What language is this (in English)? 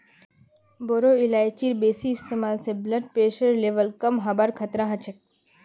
Magahi